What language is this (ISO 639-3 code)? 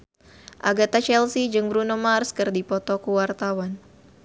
sun